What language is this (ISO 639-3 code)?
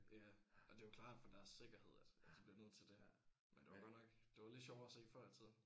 dan